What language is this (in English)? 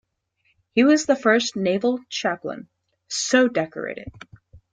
English